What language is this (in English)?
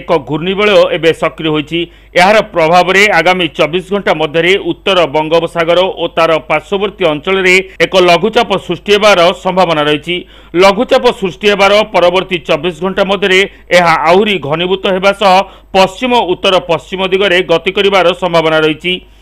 Romanian